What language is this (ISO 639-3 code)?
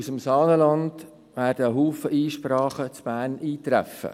gsw